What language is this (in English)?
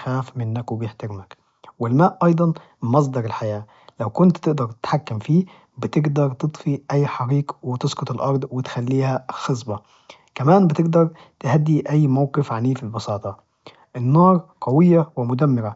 Najdi Arabic